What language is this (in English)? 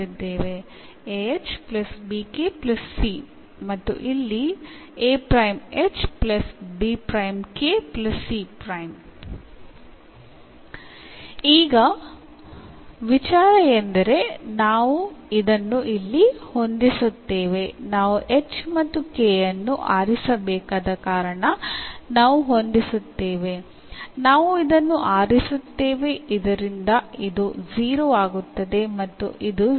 Malayalam